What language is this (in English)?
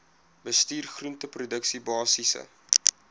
Afrikaans